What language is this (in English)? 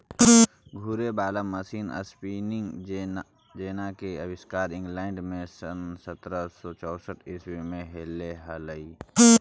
Magahi